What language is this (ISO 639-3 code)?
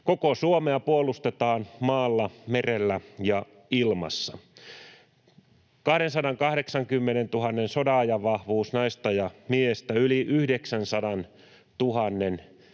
fin